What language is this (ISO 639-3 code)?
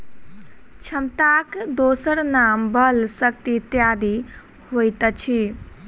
mai